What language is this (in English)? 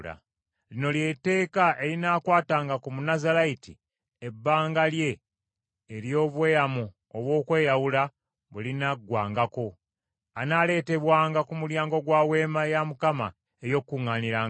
Ganda